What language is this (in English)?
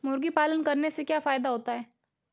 Hindi